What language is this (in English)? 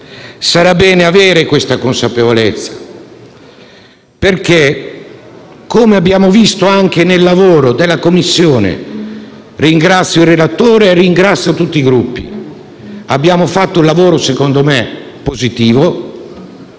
Italian